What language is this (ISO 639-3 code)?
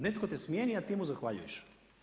hrv